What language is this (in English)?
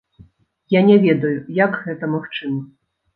Belarusian